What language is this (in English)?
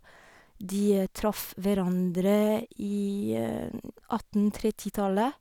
Norwegian